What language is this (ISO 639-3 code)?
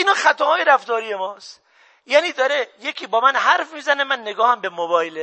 fas